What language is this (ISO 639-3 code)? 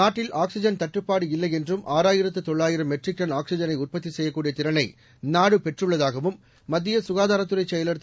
tam